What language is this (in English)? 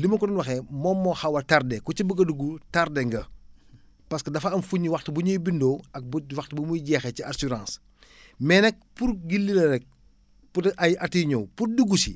Wolof